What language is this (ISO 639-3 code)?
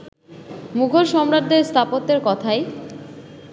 ben